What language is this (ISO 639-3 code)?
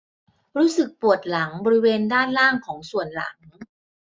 tha